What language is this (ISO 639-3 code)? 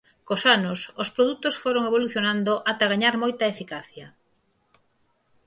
glg